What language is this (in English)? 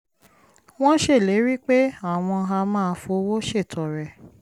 Yoruba